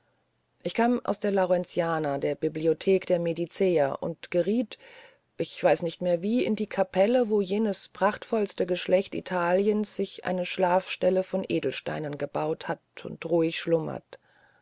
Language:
German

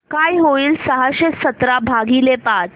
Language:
Marathi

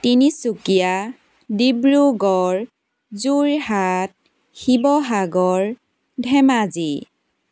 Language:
Assamese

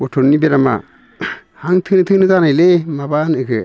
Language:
Bodo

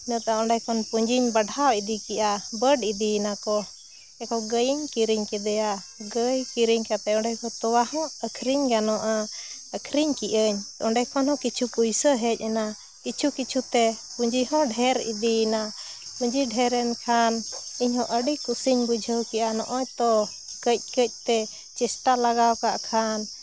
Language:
Santali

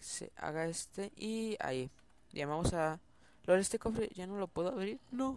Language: Spanish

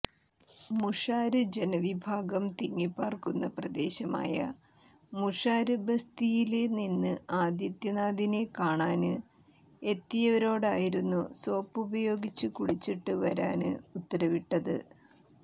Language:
Malayalam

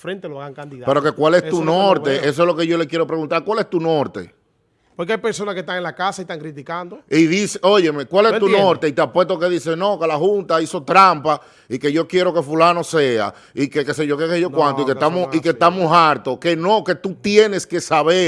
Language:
Spanish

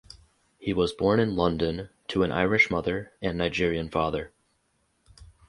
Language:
English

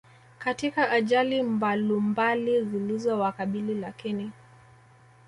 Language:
Swahili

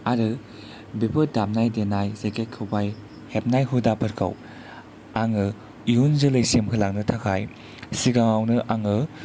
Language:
Bodo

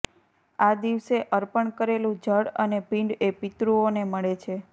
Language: Gujarati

